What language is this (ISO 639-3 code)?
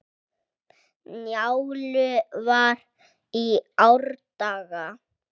isl